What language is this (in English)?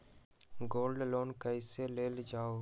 Magahi